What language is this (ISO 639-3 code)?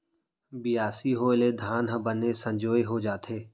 hne